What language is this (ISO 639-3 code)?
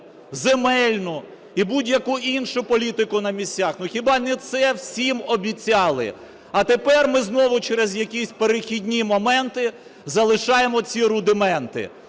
ukr